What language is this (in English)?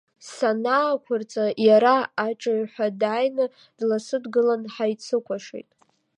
Abkhazian